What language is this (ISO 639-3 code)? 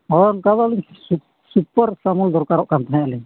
sat